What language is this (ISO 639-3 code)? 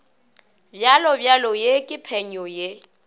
nso